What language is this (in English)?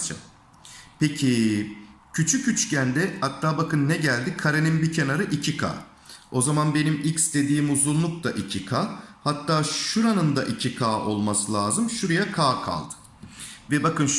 Turkish